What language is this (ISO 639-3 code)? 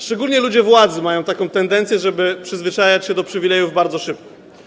pol